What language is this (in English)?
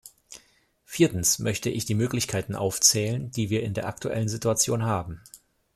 German